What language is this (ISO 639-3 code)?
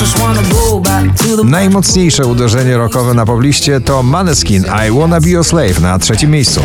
pol